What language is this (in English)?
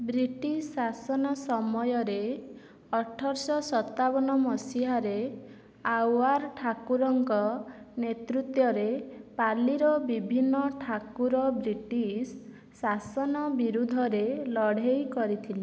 Odia